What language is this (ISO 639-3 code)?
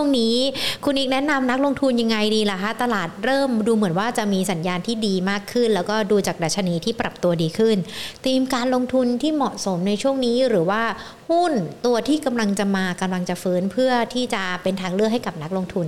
tha